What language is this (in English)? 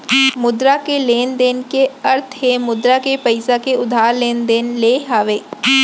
Chhattisgarhi